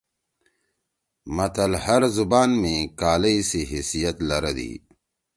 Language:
Torwali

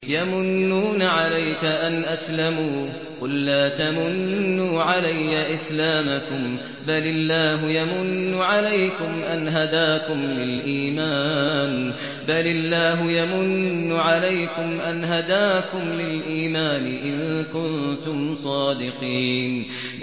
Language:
Arabic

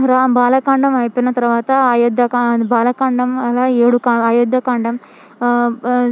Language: Telugu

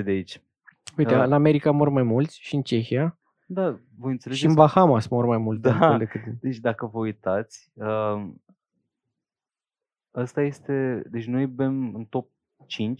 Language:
Romanian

